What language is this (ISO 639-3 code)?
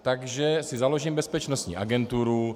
ces